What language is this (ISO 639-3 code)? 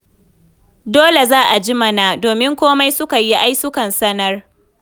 hau